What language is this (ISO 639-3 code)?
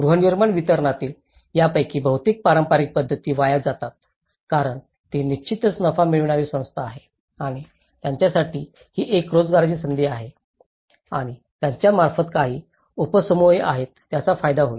mar